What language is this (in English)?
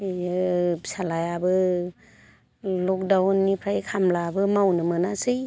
Bodo